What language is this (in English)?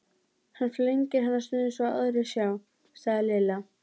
Icelandic